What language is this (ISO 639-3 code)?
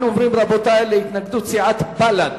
heb